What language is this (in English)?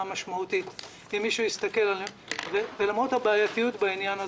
Hebrew